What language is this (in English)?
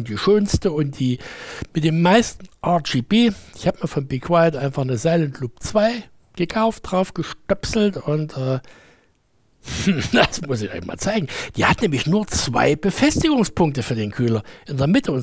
German